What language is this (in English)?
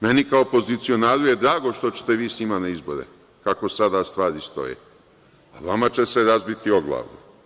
Serbian